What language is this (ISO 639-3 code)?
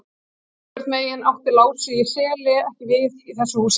isl